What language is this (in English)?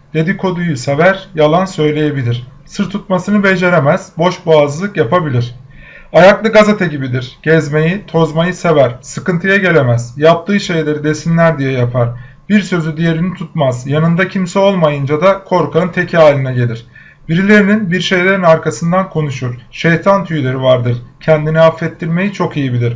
Turkish